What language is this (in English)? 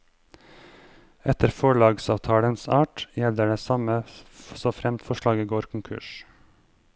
Norwegian